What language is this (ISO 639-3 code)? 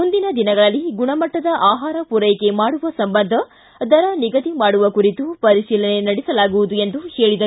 kan